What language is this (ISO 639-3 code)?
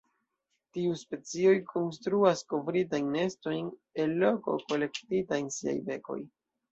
epo